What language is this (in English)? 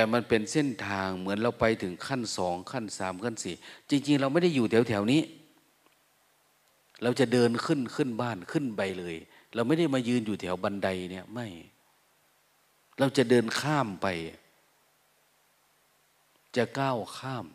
Thai